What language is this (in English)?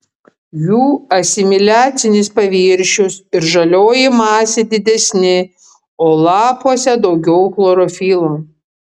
Lithuanian